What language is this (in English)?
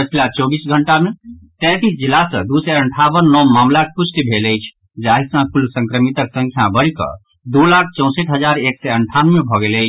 Maithili